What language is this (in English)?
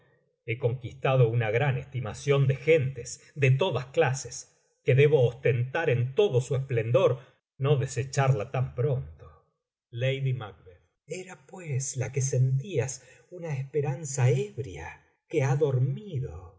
Spanish